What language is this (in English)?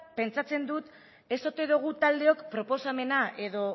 Basque